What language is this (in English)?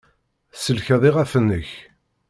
Kabyle